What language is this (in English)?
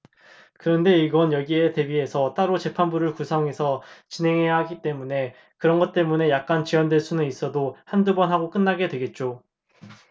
Korean